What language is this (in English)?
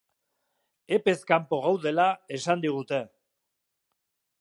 Basque